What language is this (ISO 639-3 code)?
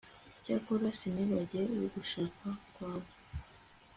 kin